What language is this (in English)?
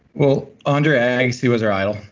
English